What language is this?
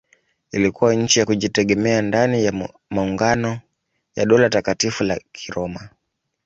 Swahili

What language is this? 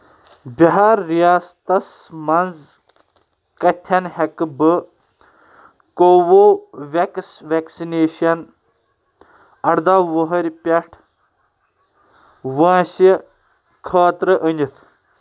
Kashmiri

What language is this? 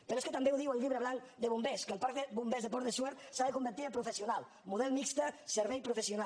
Catalan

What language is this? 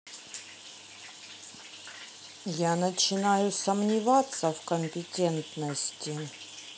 Russian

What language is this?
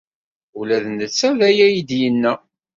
Kabyle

